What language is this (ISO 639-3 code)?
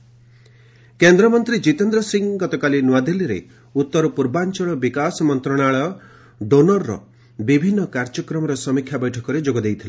ori